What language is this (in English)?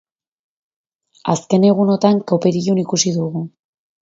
Basque